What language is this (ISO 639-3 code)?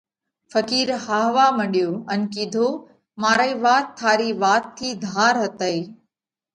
kvx